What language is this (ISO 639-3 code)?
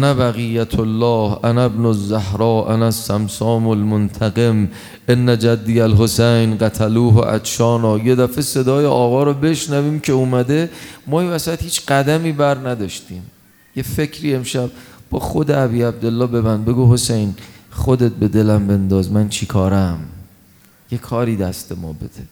fas